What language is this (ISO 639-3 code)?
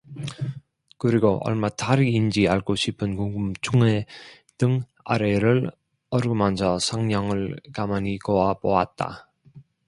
kor